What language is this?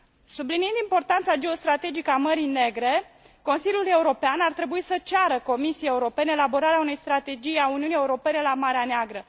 Romanian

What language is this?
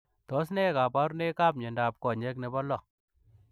Kalenjin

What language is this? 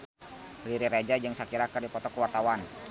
Sundanese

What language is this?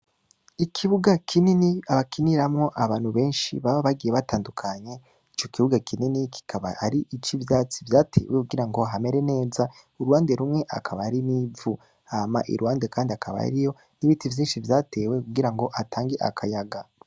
Rundi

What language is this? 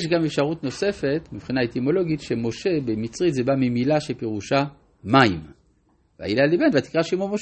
Hebrew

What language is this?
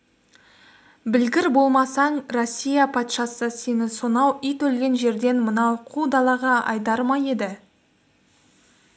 Kazakh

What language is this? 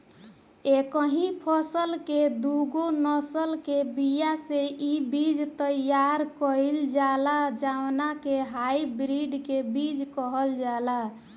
Bhojpuri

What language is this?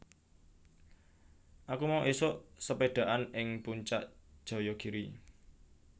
Javanese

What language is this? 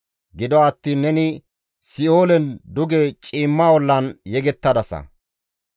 Gamo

